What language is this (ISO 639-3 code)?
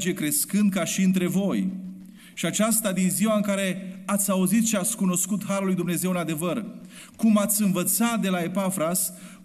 ron